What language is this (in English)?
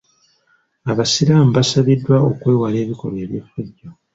Ganda